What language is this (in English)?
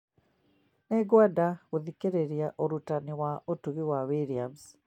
Kikuyu